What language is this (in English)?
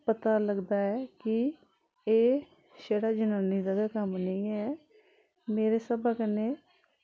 Dogri